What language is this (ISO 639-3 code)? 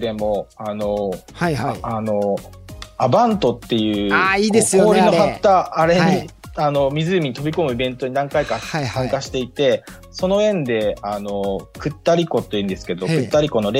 jpn